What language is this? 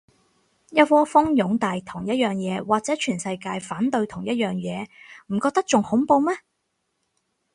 Cantonese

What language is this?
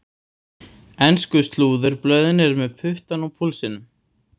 Icelandic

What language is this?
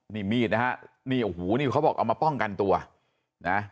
Thai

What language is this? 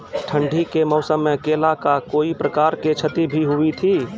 Maithili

